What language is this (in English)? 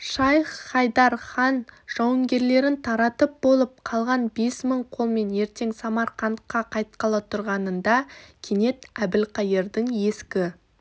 Kazakh